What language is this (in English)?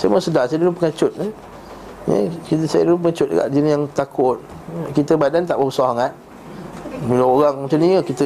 Malay